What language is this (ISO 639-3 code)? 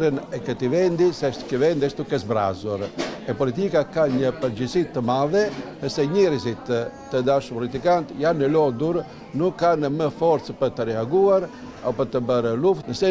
ron